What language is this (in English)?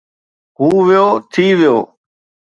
Sindhi